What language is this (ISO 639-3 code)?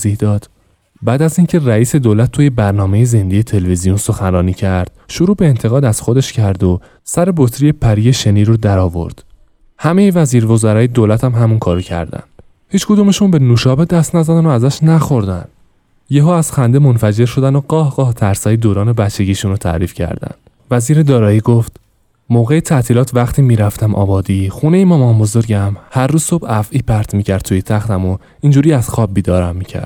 fas